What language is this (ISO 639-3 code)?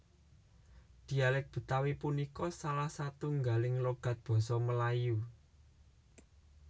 jav